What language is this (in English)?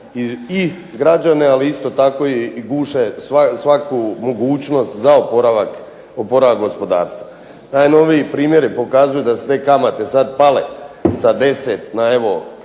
Croatian